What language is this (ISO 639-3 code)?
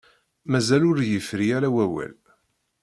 kab